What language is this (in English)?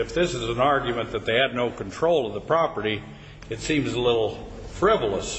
English